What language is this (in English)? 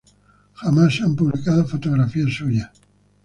Spanish